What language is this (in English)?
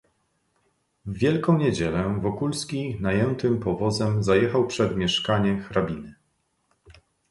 Polish